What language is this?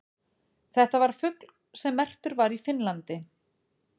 Icelandic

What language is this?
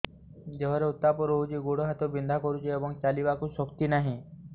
Odia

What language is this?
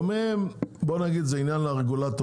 Hebrew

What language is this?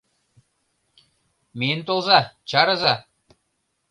Mari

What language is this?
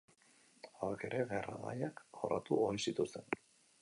Basque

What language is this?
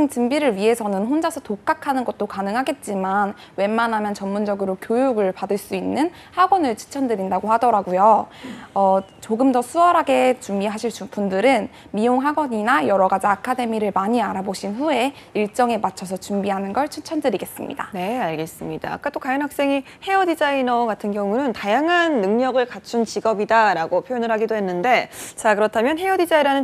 Korean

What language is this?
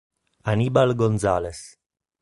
Italian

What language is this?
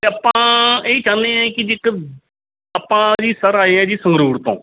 Punjabi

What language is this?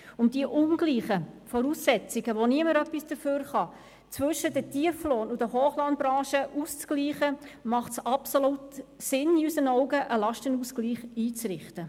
Swiss German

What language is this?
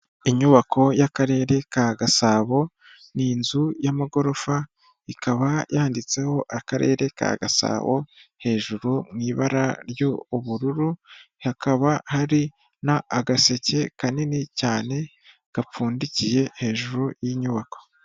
Kinyarwanda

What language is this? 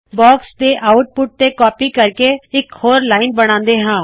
Punjabi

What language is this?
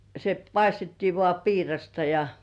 Finnish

